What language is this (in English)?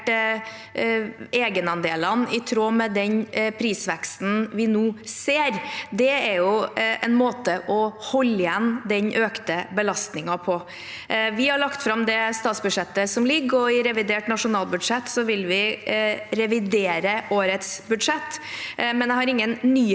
Norwegian